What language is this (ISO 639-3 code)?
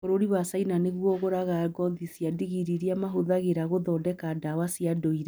kik